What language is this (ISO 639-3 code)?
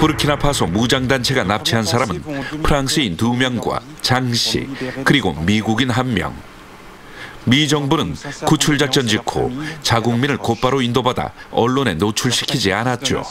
kor